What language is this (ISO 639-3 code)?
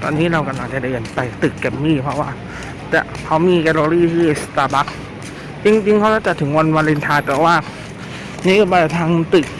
tha